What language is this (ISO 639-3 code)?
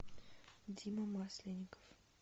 rus